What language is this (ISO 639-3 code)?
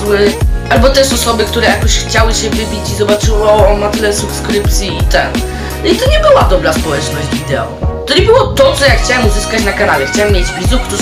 pol